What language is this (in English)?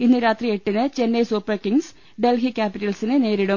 Malayalam